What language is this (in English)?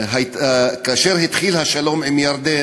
Hebrew